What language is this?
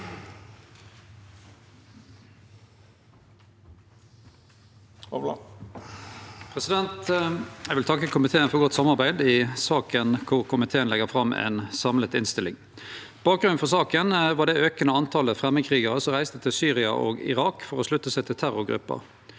Norwegian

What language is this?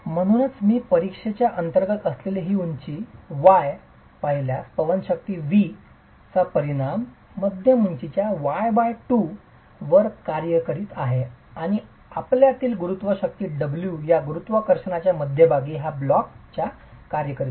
Marathi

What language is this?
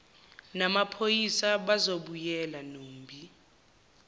Zulu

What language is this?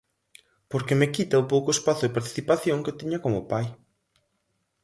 Galician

